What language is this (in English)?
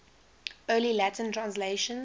English